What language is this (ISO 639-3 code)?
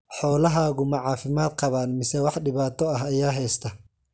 som